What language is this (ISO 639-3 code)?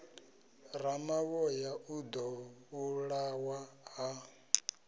ven